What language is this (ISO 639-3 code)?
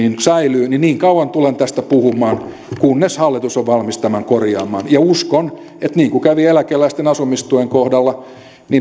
fin